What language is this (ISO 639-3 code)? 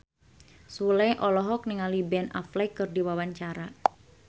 sun